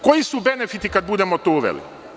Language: Serbian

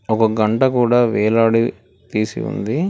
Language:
Telugu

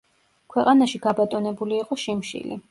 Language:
Georgian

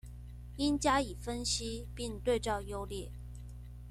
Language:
Chinese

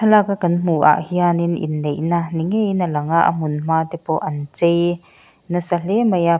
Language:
Mizo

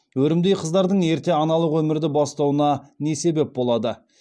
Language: Kazakh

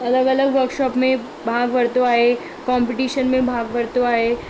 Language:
Sindhi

